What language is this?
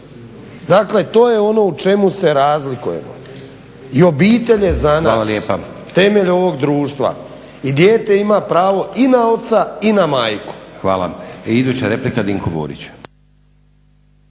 Croatian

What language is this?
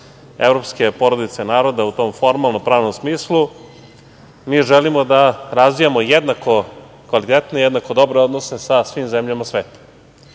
Serbian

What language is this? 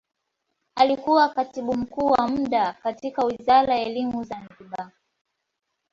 Swahili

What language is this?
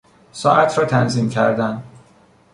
Persian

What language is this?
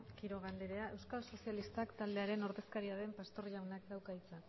Basque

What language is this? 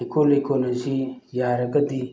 Manipuri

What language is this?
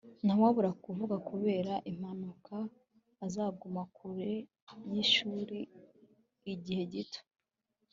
Kinyarwanda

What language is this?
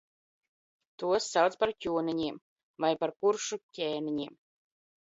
Latvian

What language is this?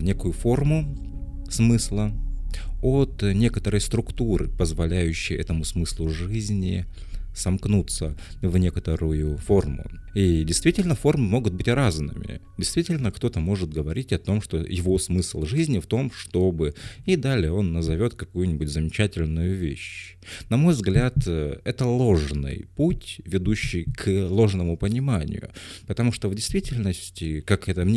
Russian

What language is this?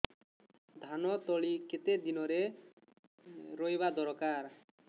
Odia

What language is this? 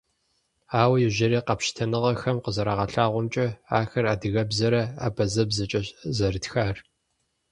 Kabardian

